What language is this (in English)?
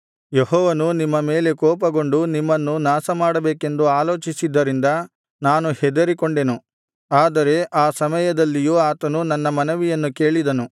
Kannada